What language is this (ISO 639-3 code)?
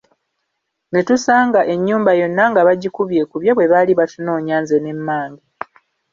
lug